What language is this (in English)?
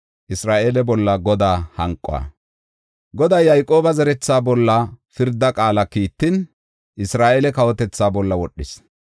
Gofa